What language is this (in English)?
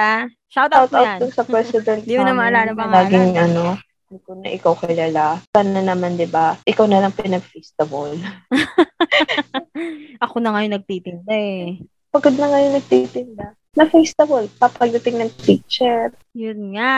Filipino